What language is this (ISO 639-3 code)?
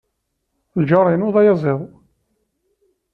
kab